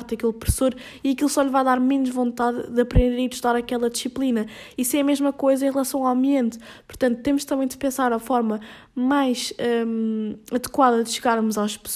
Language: Portuguese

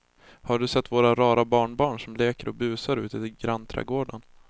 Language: Swedish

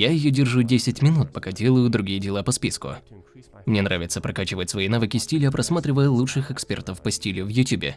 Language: Russian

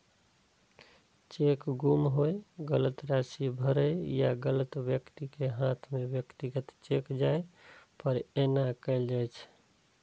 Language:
Maithili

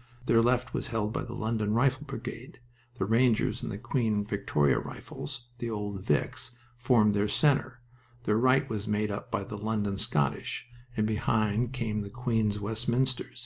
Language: English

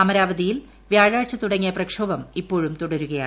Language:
Malayalam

